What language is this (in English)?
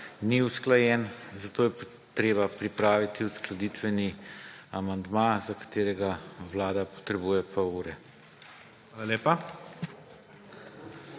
Slovenian